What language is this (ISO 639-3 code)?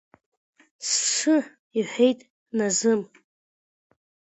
abk